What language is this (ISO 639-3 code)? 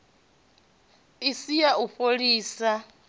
ven